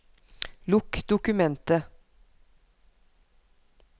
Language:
Norwegian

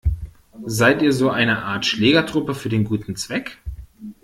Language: German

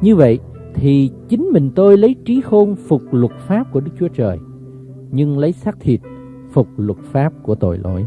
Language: Vietnamese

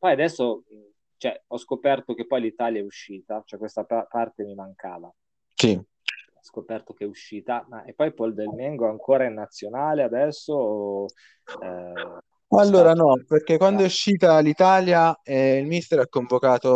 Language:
Italian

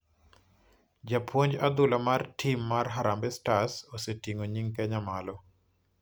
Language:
Luo (Kenya and Tanzania)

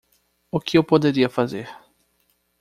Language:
Portuguese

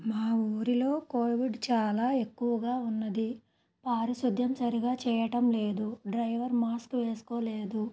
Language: Telugu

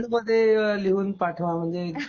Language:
Marathi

